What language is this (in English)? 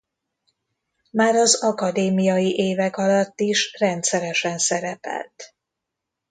Hungarian